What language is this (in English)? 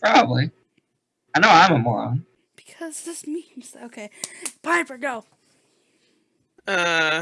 English